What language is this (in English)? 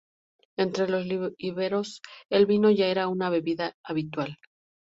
Spanish